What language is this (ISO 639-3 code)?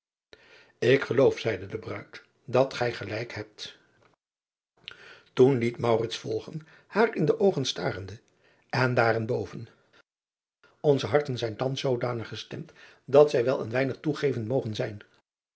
nld